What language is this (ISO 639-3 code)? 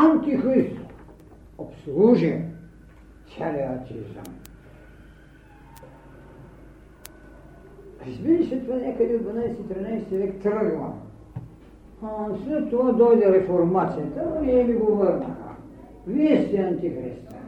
bul